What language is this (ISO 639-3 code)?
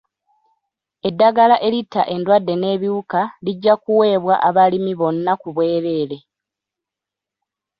lug